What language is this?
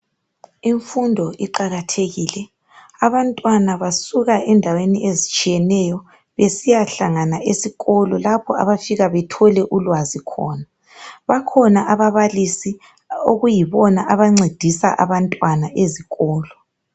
North Ndebele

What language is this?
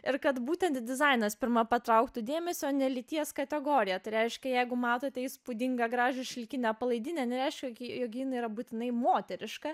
Lithuanian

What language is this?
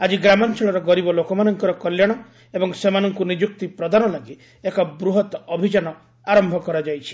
Odia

